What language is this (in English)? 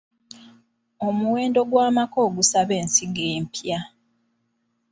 Ganda